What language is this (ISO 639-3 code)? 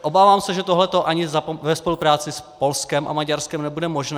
ces